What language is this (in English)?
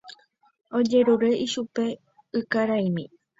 Guarani